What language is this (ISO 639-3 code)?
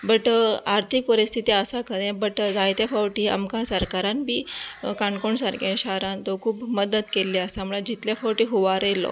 kok